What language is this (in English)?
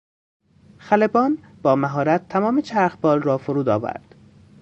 Persian